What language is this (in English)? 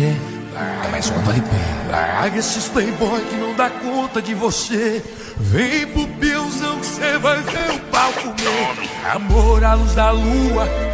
Romanian